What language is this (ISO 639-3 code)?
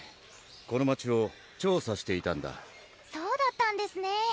jpn